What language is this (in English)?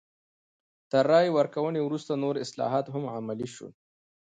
Pashto